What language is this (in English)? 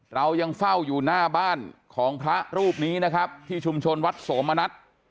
Thai